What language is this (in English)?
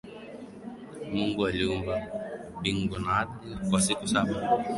Swahili